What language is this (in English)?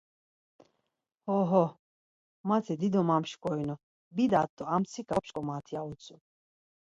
Laz